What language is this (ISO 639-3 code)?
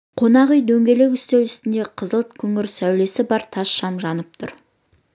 kaz